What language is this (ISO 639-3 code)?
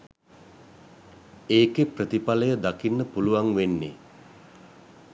sin